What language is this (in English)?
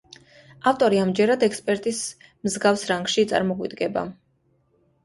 Georgian